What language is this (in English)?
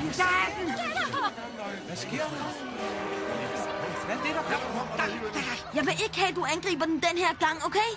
Danish